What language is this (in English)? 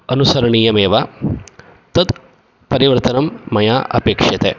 Sanskrit